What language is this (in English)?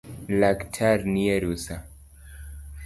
Luo (Kenya and Tanzania)